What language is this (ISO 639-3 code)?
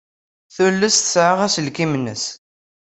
kab